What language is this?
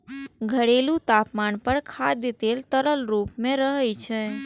Maithili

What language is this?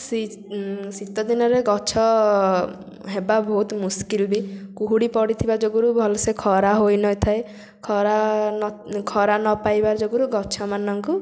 Odia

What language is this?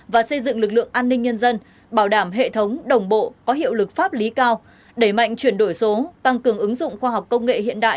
Vietnamese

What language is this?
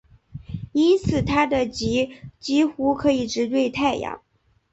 Chinese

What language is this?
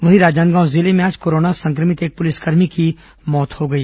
Hindi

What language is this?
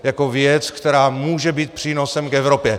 Czech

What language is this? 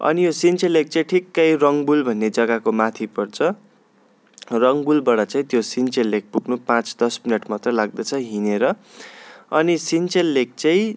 Nepali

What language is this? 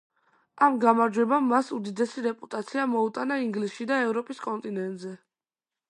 Georgian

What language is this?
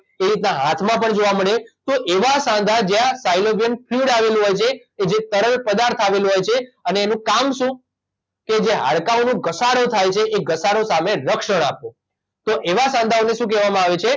Gujarati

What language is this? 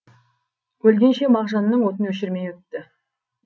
Kazakh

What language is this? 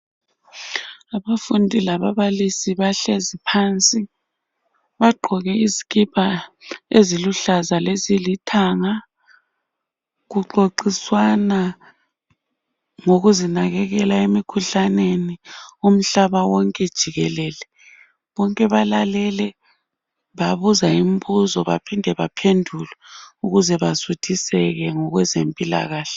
North Ndebele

